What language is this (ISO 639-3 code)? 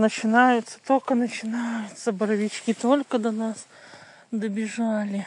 rus